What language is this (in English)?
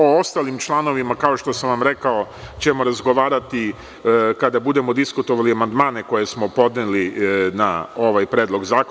Serbian